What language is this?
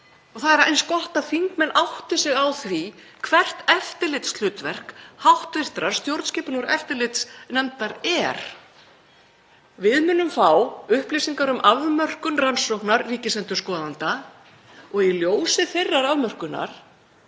Icelandic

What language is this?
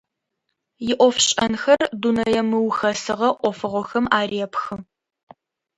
Adyghe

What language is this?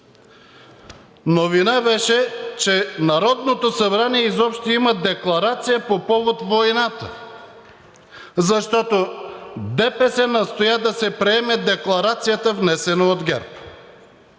Bulgarian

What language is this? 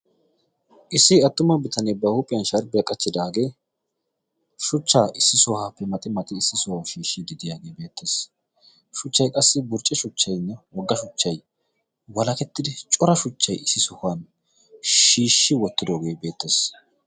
Wolaytta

